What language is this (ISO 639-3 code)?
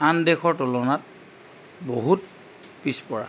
asm